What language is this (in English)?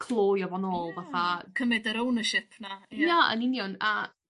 Welsh